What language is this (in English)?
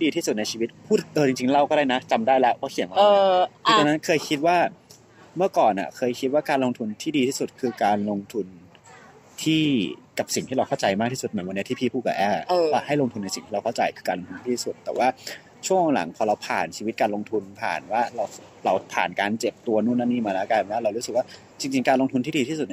Thai